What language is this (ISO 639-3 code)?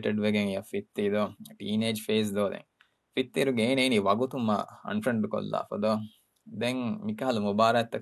urd